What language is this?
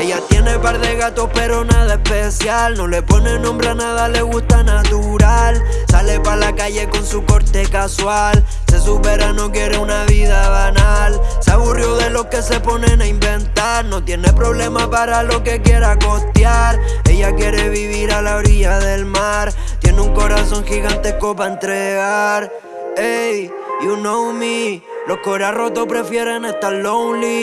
Spanish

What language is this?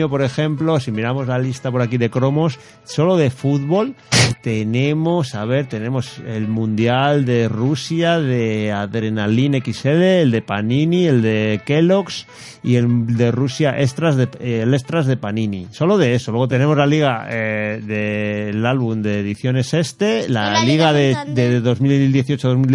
Spanish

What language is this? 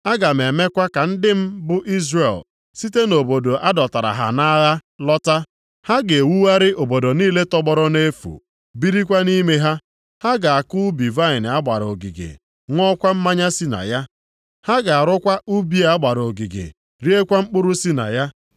Igbo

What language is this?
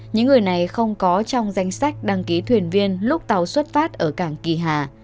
Vietnamese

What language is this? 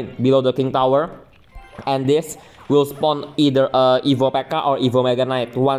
Indonesian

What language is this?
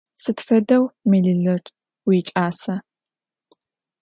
Adyghe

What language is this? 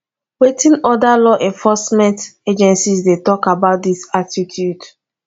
Nigerian Pidgin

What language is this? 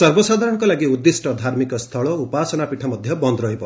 Odia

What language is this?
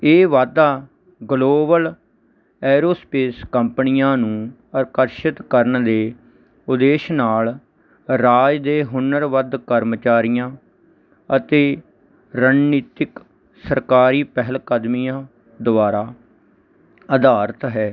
Punjabi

